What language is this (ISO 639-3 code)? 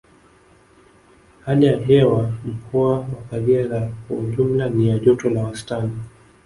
swa